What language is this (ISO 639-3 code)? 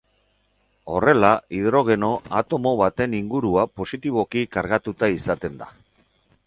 eus